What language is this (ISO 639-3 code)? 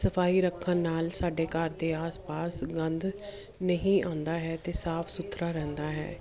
pan